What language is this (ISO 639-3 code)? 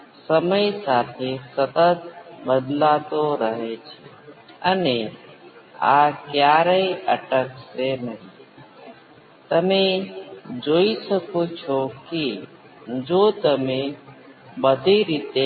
guj